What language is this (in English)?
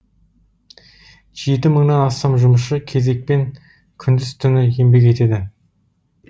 Kazakh